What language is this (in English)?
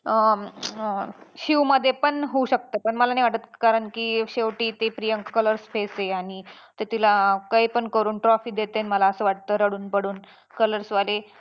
Marathi